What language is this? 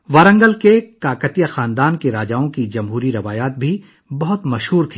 Urdu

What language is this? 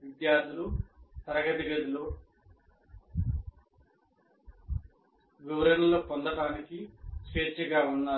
Telugu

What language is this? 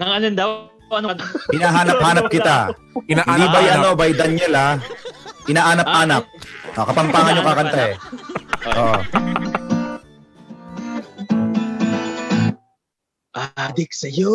Filipino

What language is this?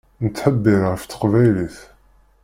Kabyle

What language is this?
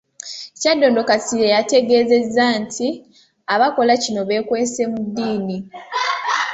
Ganda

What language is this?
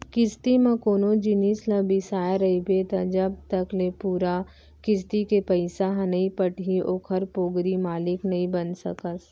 Chhattisgarhi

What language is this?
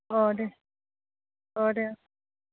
Bodo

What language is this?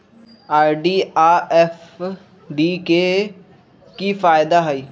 Magahi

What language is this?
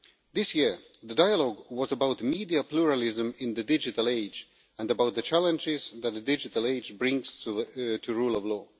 English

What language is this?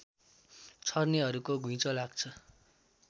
Nepali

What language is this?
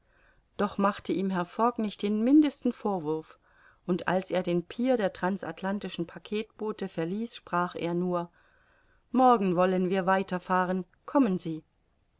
German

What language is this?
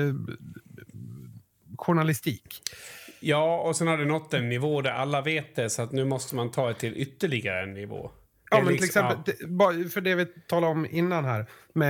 Swedish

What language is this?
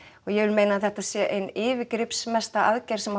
Icelandic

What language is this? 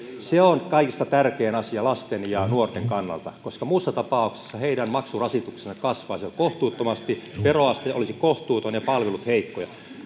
Finnish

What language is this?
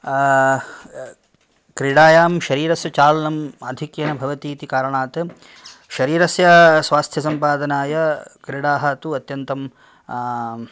Sanskrit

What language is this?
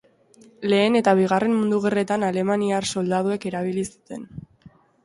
Basque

